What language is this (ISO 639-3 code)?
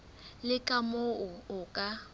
sot